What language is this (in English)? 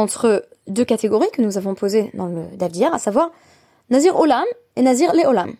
French